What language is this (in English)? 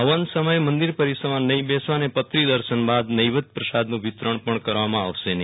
Gujarati